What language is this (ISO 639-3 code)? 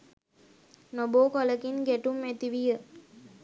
sin